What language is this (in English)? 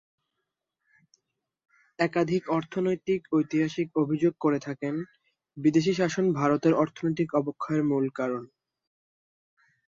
Bangla